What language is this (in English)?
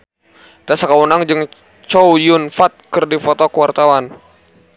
Sundanese